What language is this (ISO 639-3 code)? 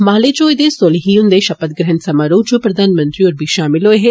doi